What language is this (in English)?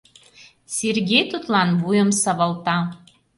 Mari